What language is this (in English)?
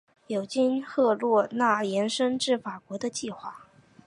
Chinese